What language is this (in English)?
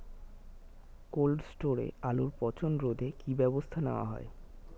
Bangla